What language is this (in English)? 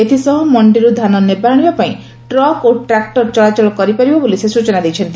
Odia